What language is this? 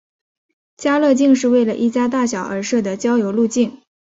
Chinese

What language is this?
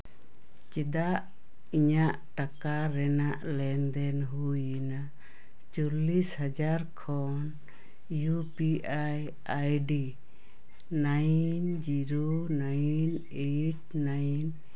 Santali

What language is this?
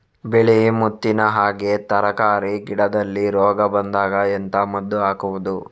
Kannada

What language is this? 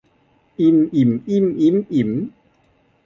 Thai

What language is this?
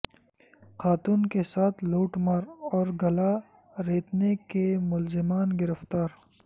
Urdu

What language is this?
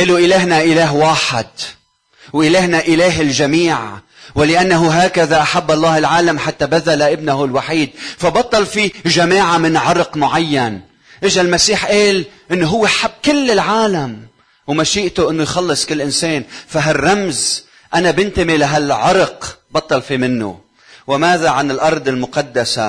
Arabic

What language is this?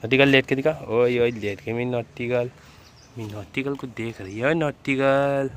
Hindi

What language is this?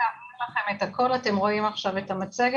Hebrew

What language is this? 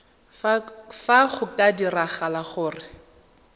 Tswana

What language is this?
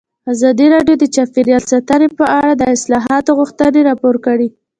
Pashto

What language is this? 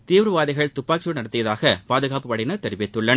Tamil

